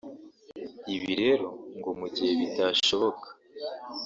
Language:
Kinyarwanda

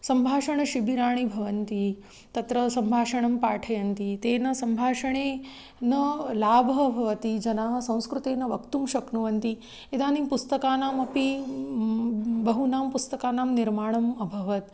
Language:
Sanskrit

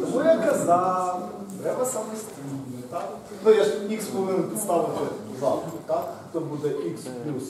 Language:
Ukrainian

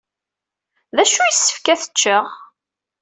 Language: Kabyle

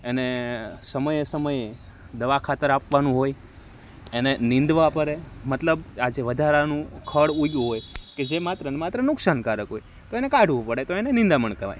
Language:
Gujarati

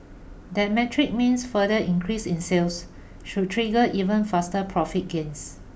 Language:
English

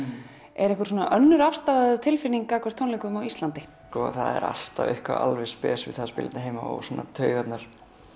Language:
Icelandic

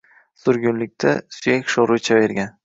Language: Uzbek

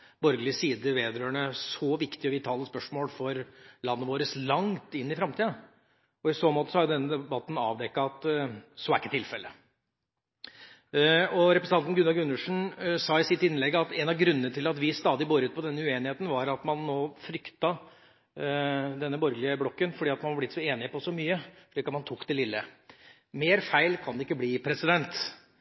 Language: Norwegian Bokmål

